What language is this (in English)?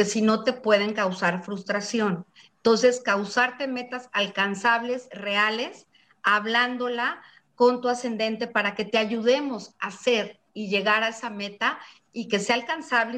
Spanish